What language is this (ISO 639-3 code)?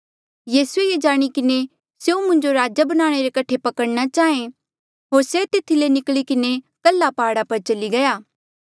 mjl